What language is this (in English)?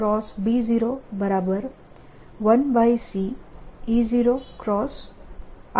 Gujarati